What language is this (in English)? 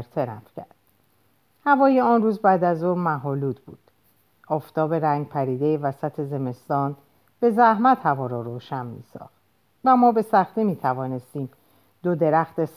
Persian